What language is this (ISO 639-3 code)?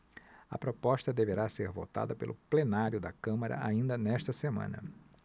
por